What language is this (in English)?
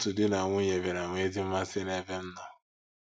Igbo